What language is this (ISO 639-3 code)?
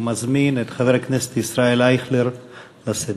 heb